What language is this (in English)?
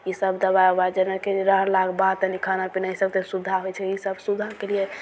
Maithili